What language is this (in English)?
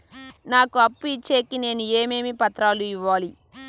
Telugu